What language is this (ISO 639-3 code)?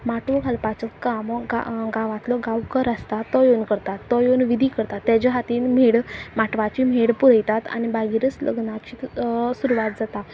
kok